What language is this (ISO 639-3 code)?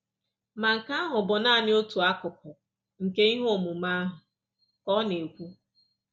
ibo